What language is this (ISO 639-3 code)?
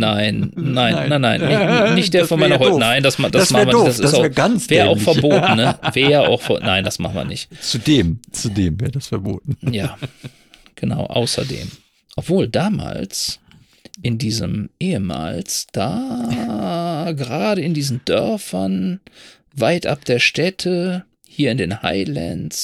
deu